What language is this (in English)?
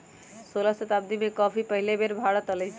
Magahi